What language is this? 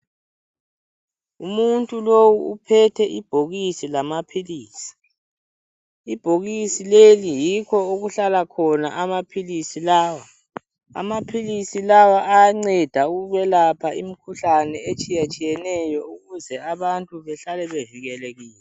North Ndebele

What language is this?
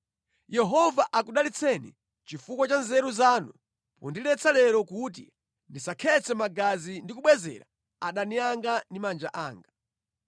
Nyanja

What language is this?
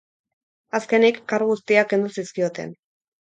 Basque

